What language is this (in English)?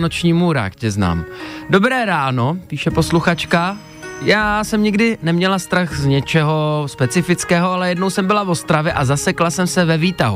Czech